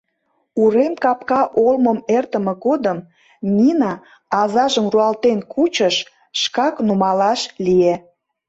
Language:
Mari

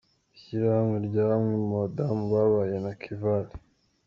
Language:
Kinyarwanda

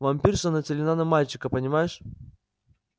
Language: Russian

